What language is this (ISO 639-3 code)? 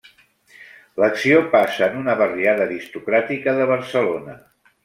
cat